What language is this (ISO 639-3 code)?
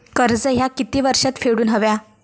mar